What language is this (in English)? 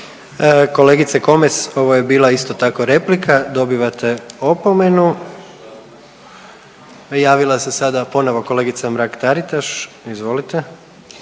Croatian